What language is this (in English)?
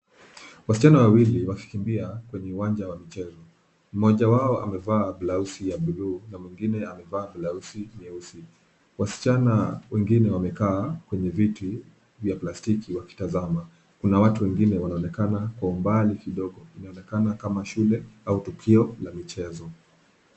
Swahili